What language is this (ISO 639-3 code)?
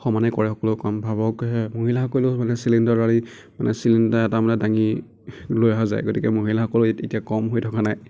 asm